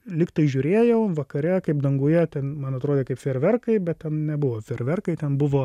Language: Lithuanian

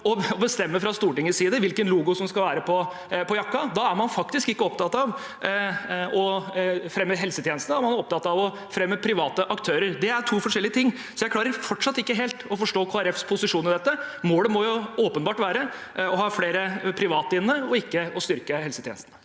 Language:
Norwegian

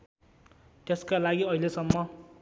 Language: Nepali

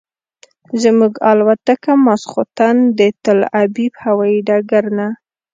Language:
Pashto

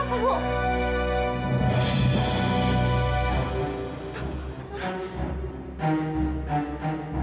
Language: Indonesian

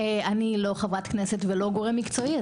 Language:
Hebrew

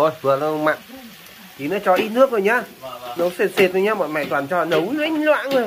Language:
Vietnamese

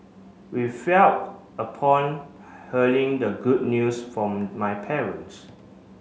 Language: English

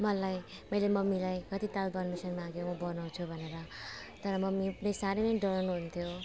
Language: Nepali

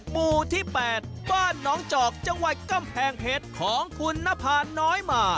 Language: Thai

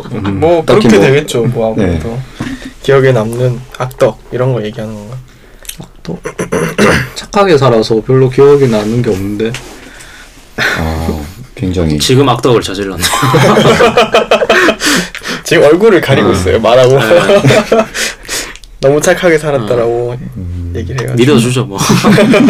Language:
Korean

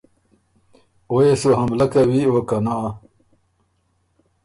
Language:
Ormuri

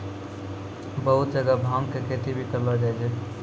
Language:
Maithili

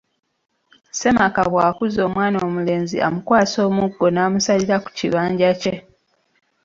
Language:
Ganda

